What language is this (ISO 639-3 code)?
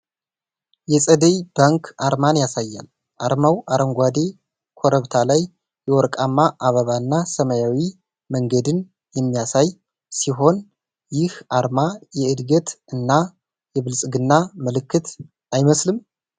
amh